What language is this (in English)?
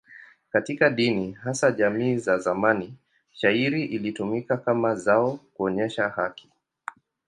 Swahili